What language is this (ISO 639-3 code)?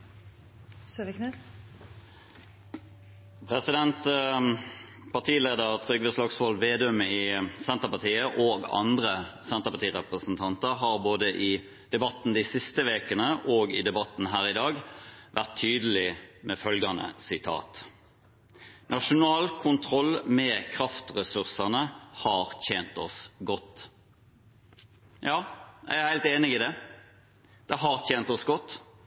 nob